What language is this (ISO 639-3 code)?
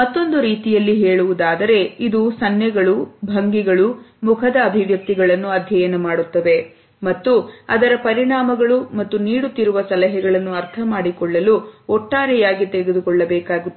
kan